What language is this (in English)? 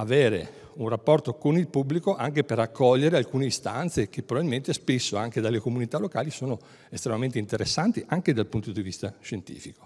Italian